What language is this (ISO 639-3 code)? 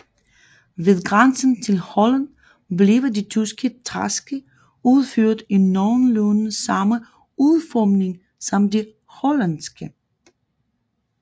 dan